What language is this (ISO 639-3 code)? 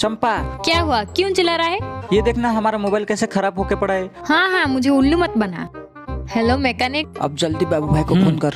hin